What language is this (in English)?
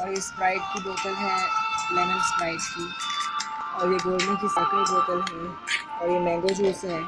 Hindi